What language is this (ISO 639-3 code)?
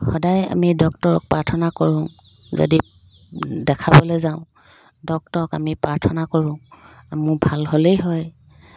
asm